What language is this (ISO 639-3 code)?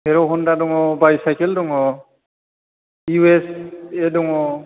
brx